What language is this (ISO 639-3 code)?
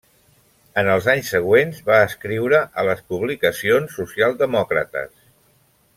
cat